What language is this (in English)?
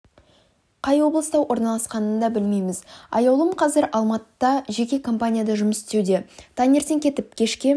Kazakh